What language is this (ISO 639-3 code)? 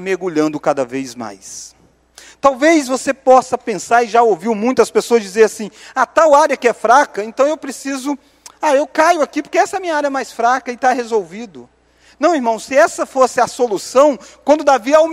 por